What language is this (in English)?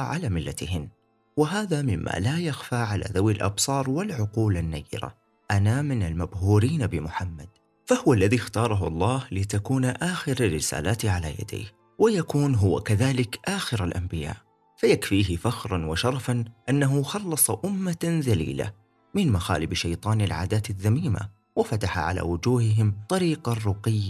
Arabic